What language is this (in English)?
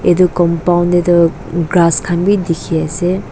Naga Pidgin